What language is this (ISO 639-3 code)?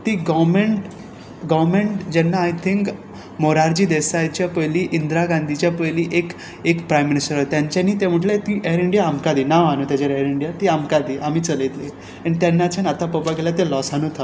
kok